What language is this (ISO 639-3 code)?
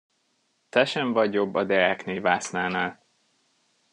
hun